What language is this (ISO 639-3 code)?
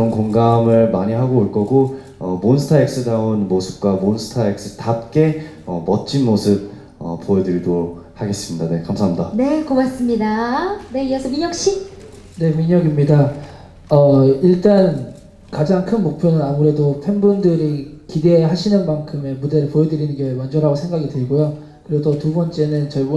kor